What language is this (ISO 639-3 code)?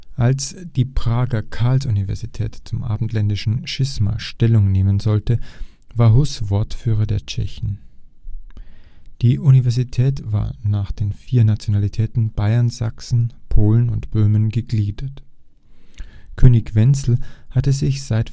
deu